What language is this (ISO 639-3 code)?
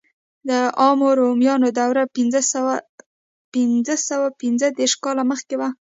pus